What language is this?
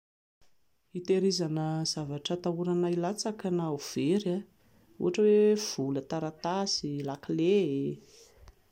Malagasy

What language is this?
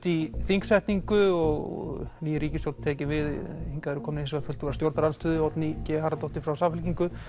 Icelandic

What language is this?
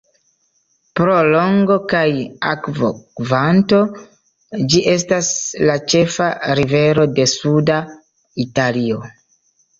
Esperanto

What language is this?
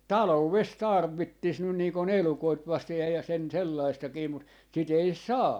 Finnish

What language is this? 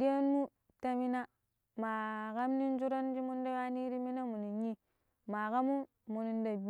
Pero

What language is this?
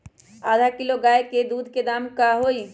Magahi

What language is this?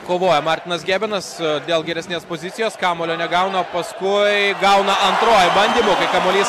Lithuanian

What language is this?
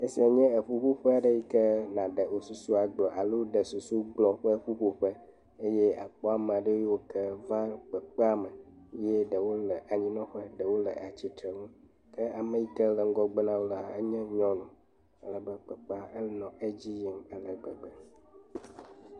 Ewe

